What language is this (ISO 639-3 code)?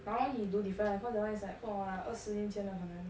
eng